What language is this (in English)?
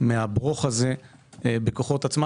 Hebrew